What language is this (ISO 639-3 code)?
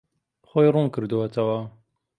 ckb